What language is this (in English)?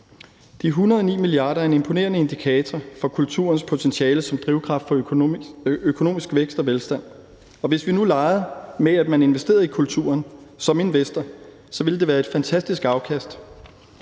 Danish